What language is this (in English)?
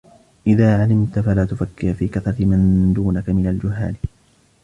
Arabic